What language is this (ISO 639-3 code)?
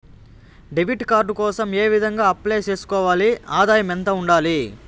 tel